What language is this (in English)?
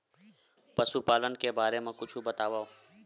Chhattisgarhi